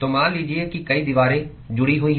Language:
Hindi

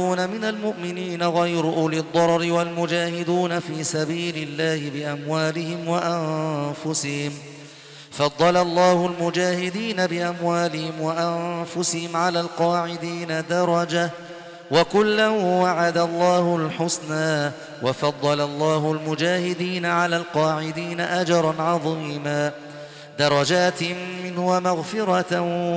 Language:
Arabic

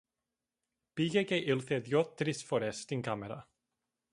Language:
Greek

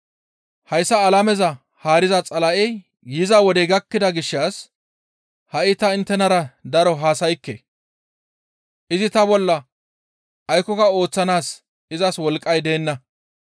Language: Gamo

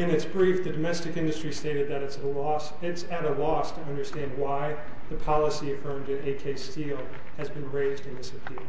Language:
English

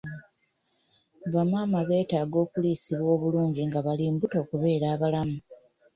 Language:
Ganda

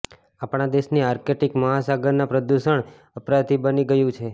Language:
Gujarati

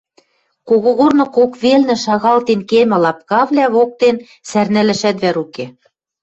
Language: Western Mari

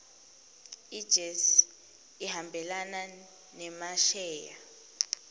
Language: Swati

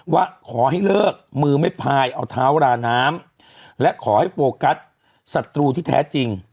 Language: Thai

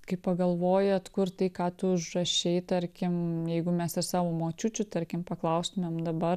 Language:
Lithuanian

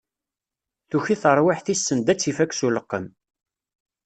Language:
Kabyle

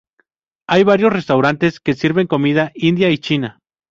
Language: Spanish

